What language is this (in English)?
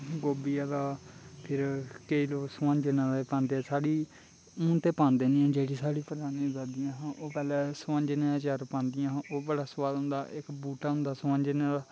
Dogri